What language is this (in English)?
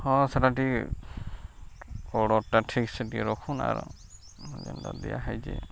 Odia